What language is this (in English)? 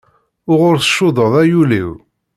Kabyle